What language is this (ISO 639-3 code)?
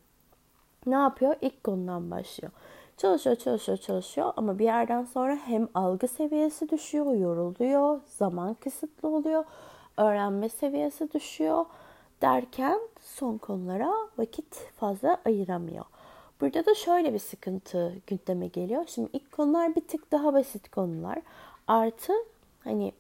tur